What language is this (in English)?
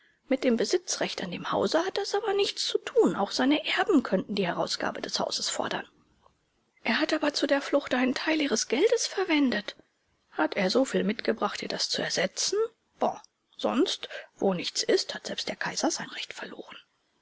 German